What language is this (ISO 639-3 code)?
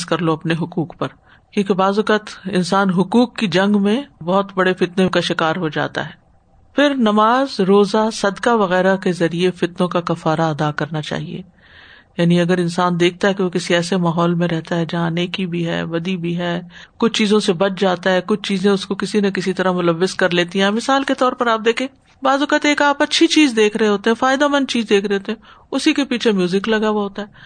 urd